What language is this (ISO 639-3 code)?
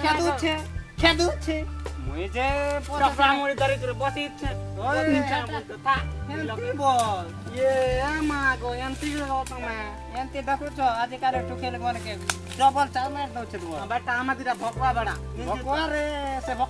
ind